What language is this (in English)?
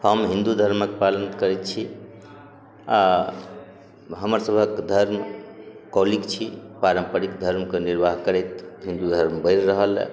Maithili